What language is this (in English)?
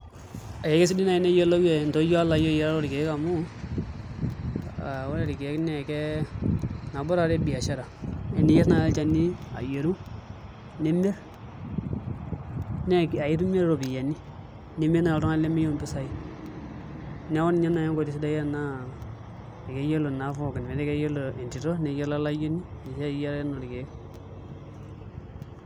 Masai